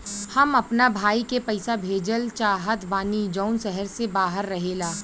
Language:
Bhojpuri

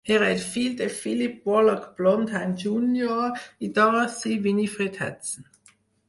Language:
Catalan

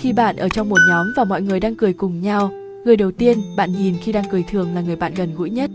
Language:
Vietnamese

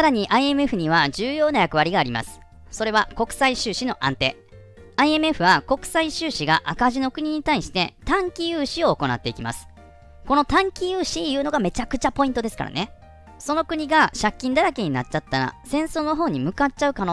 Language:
Japanese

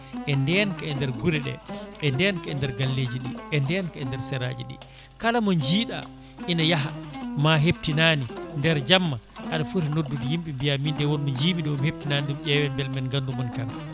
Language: Fula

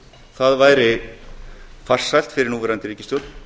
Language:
Icelandic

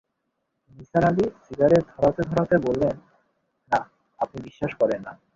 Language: Bangla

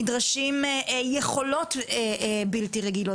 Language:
Hebrew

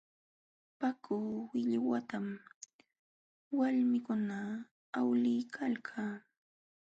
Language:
Jauja Wanca Quechua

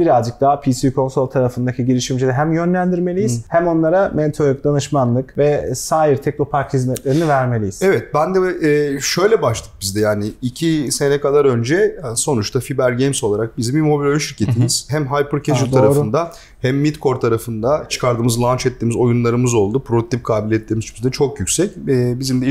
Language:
Turkish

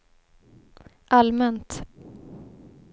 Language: Swedish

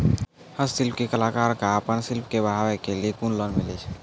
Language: Maithili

